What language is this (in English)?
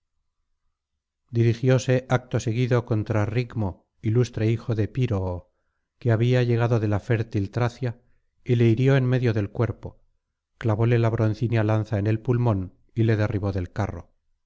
Spanish